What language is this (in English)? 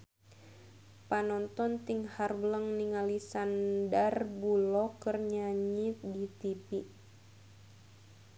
Sundanese